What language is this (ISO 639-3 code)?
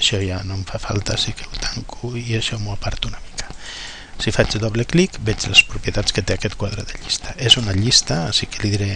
cat